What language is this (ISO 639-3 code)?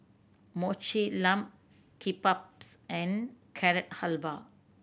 eng